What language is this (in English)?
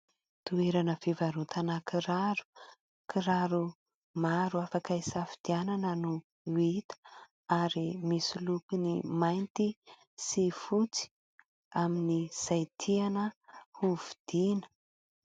Malagasy